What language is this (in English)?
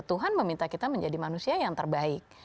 Indonesian